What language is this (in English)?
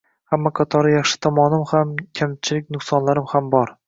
Uzbek